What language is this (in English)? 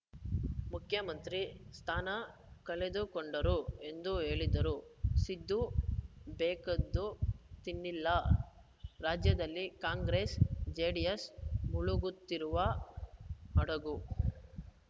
Kannada